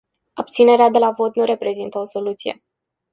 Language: Romanian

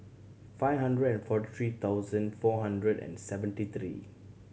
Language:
English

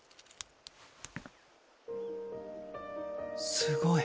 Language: Japanese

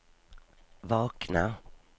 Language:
Swedish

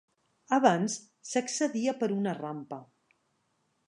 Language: Catalan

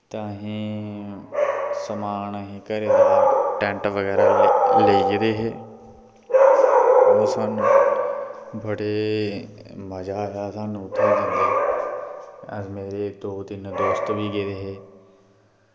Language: Dogri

